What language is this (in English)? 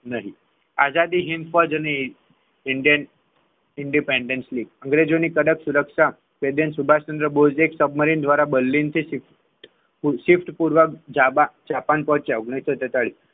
Gujarati